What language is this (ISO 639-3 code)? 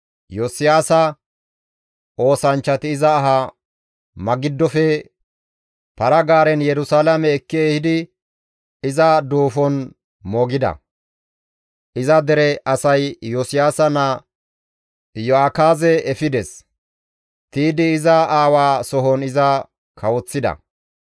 gmv